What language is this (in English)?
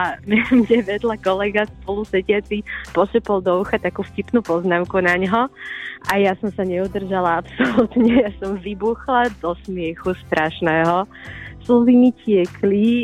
Slovak